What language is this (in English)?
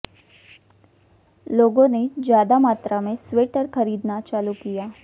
Hindi